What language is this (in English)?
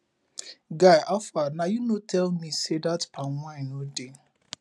Nigerian Pidgin